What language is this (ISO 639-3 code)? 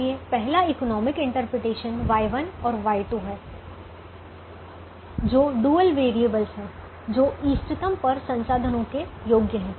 hin